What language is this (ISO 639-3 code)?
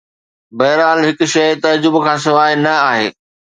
snd